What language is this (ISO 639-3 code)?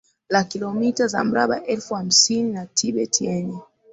swa